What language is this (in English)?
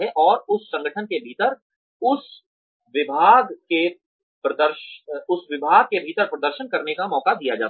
Hindi